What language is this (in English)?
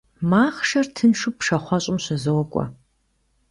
Kabardian